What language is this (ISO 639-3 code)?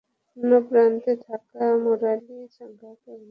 ben